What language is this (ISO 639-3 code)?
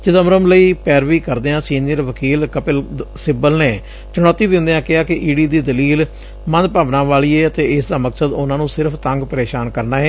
pan